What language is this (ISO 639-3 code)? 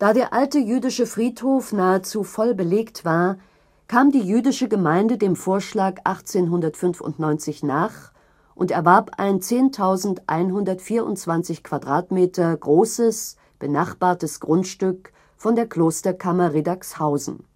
deu